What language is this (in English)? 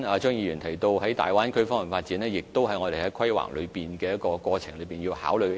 Cantonese